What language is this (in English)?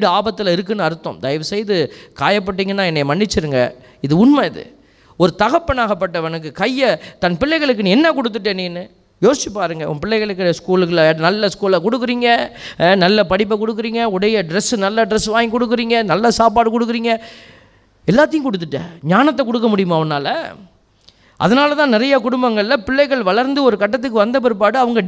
Tamil